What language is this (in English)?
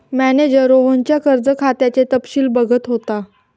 Marathi